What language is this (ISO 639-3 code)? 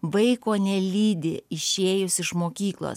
lit